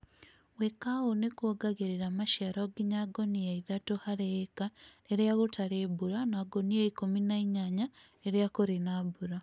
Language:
Kikuyu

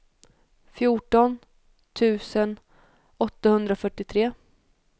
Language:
Swedish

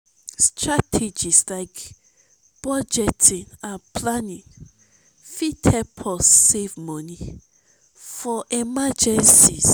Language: Nigerian Pidgin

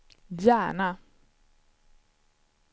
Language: Swedish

